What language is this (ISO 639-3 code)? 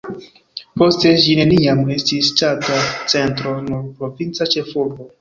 epo